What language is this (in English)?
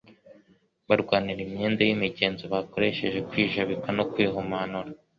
Kinyarwanda